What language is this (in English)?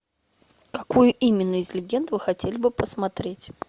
Russian